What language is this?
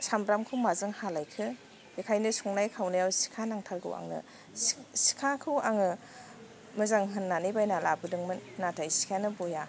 Bodo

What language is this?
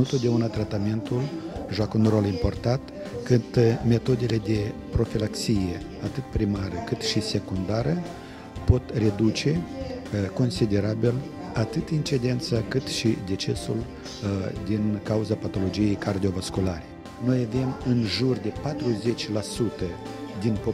Romanian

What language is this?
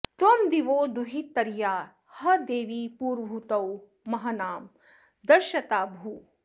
Sanskrit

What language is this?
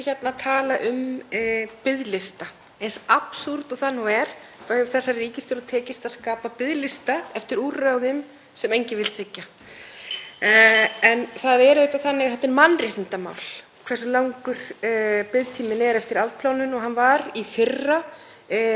Icelandic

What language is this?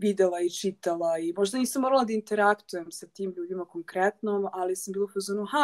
Croatian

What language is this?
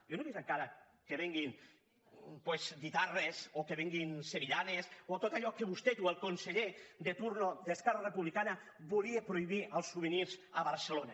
Catalan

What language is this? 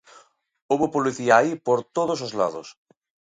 Galician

